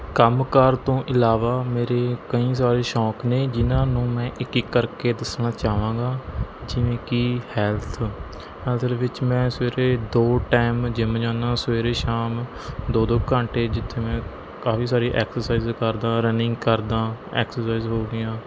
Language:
Punjabi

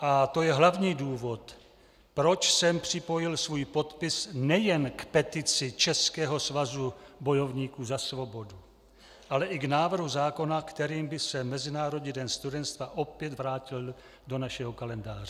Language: Czech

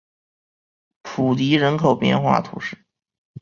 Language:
Chinese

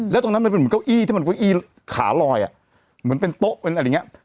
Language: Thai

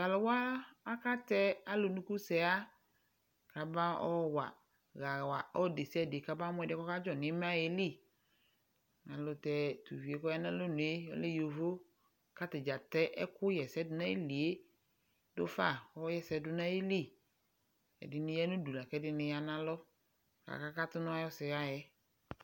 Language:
Ikposo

